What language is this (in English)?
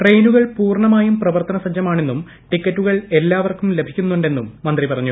Malayalam